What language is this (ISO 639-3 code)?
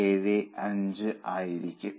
mal